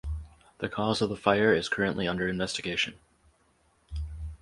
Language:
English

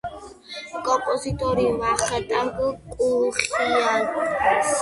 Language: Georgian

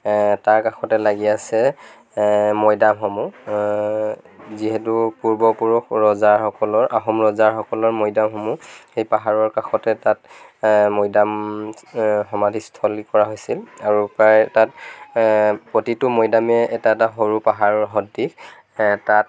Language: Assamese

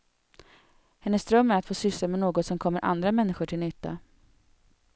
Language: Swedish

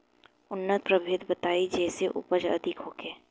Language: Bhojpuri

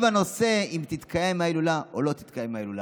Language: Hebrew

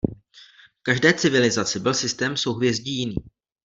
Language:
Czech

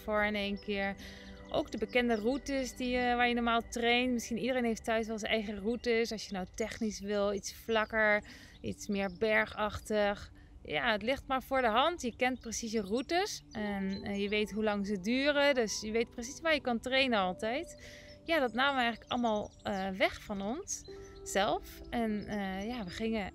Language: Dutch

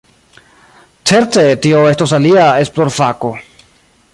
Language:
Esperanto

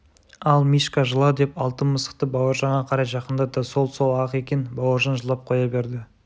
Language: Kazakh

